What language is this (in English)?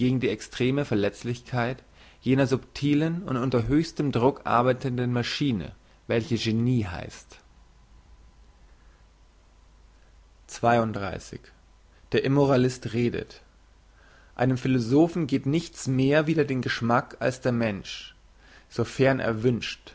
German